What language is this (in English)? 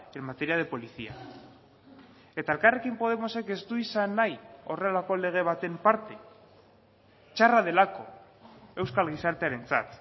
Basque